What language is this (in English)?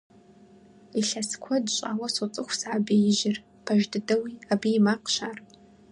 Kabardian